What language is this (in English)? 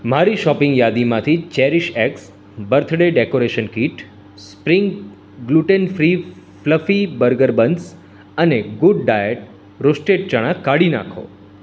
Gujarati